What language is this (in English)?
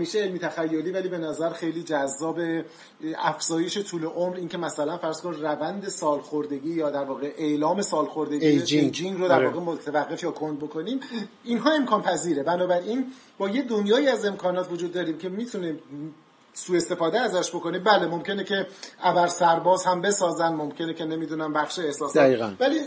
Persian